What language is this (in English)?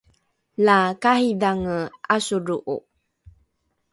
Rukai